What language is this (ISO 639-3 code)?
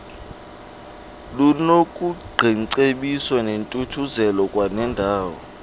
xho